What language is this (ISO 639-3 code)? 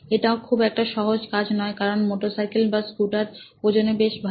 ben